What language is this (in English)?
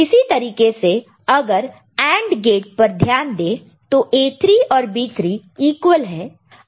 Hindi